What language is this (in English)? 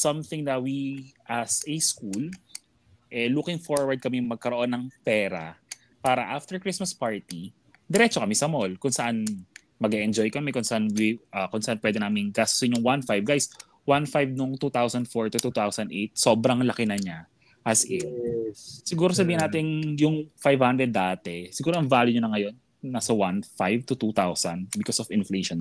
Filipino